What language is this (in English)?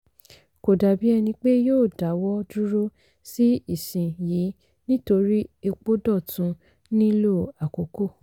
Yoruba